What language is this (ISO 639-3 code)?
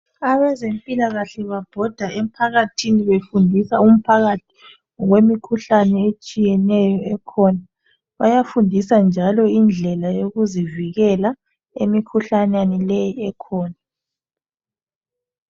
nde